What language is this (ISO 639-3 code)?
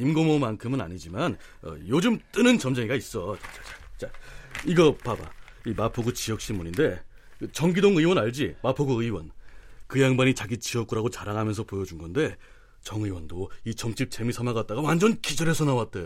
kor